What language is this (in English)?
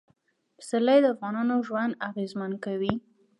Pashto